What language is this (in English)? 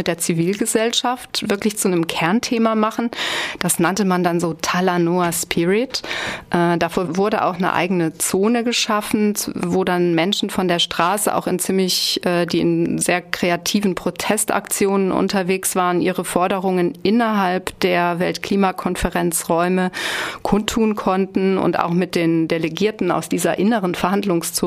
German